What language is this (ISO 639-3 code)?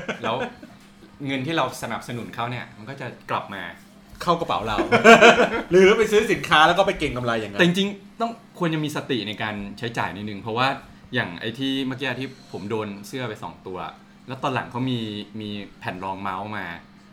tha